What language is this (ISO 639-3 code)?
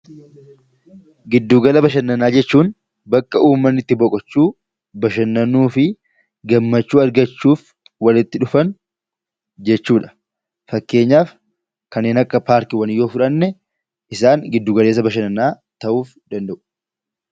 orm